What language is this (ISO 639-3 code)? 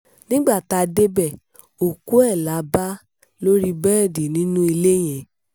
yor